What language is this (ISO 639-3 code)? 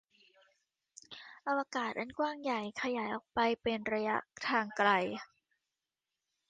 tha